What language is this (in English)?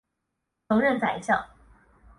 Chinese